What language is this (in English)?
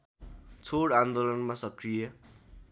Nepali